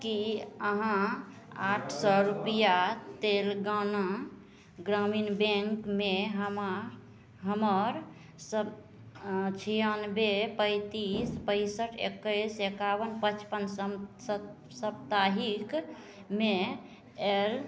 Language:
Maithili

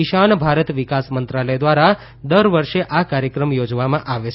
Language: Gujarati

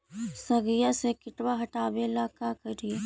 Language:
Magahi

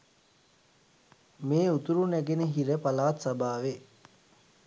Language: Sinhala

